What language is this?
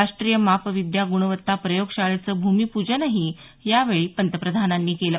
Marathi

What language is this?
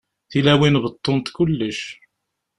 Kabyle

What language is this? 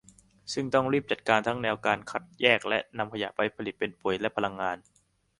Thai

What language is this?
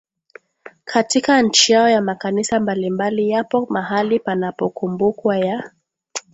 Swahili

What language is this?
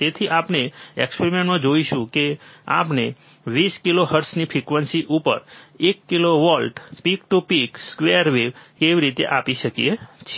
Gujarati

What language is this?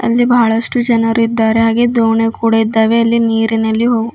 Kannada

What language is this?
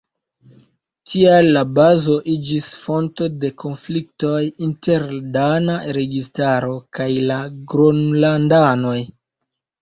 Esperanto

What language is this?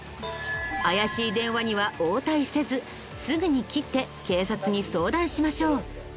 Japanese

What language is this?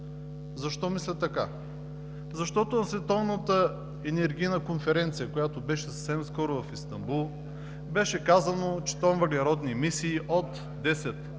Bulgarian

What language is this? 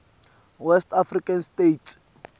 Swati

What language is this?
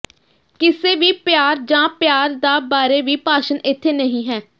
Punjabi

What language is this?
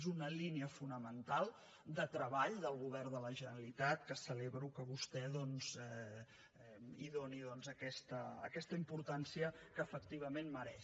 Catalan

